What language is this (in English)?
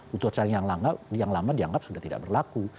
Indonesian